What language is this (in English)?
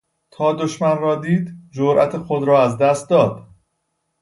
Persian